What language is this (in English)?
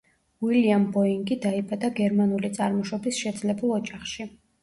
Georgian